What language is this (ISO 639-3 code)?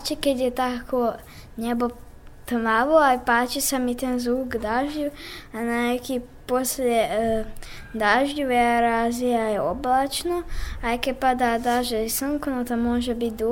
slk